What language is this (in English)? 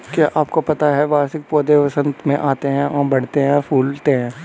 Hindi